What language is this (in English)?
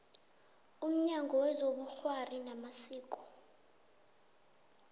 South Ndebele